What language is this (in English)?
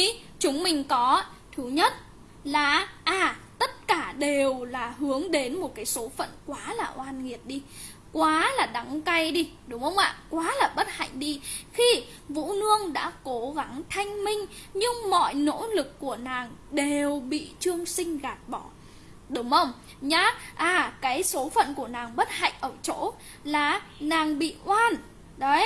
Vietnamese